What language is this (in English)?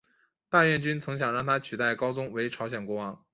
Chinese